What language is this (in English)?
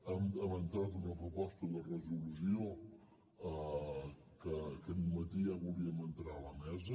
Catalan